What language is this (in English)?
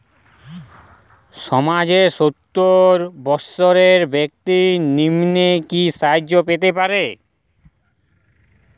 Bangla